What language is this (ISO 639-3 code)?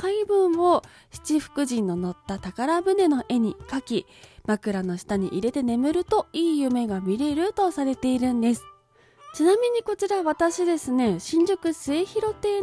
jpn